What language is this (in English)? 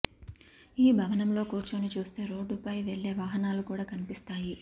Telugu